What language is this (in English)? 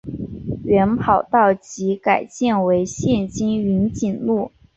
Chinese